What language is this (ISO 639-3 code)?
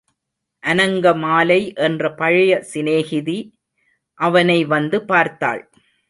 tam